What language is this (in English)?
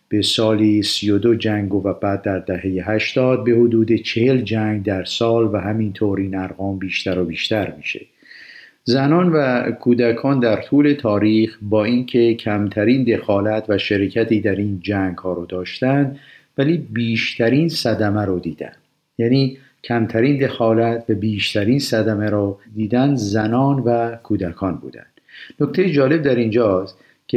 Persian